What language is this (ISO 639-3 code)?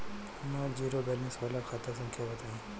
bho